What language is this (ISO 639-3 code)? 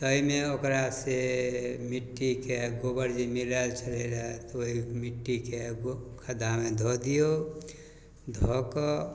mai